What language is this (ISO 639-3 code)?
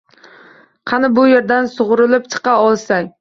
uzb